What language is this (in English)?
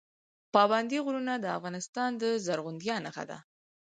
Pashto